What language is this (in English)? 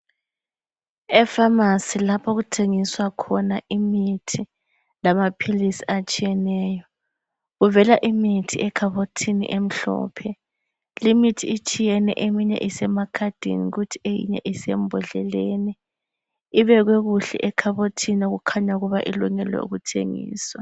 North Ndebele